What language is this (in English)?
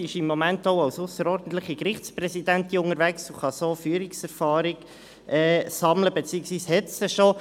Swiss German